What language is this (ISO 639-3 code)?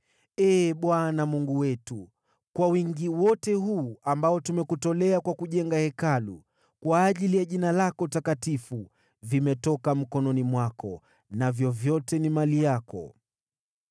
swa